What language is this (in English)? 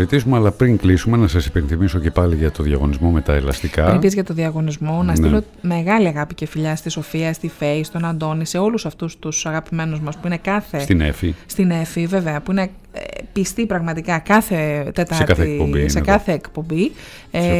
Greek